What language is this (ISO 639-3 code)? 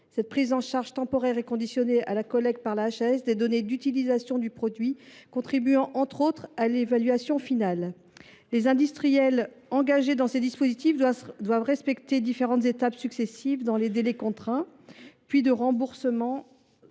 fra